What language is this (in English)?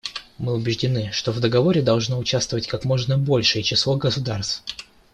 Russian